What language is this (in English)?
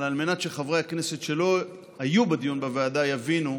Hebrew